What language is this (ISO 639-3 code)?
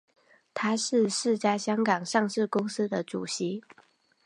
zho